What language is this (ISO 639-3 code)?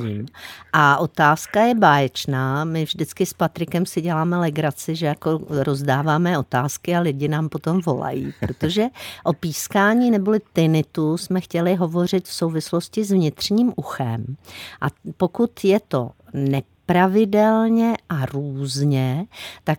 ces